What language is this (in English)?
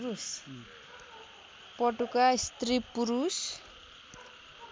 Nepali